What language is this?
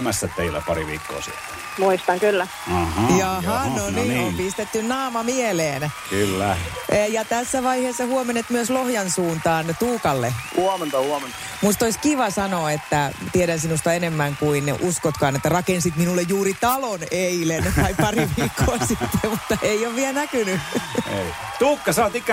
Finnish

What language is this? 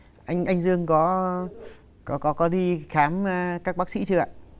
Vietnamese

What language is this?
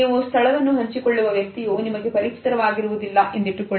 Kannada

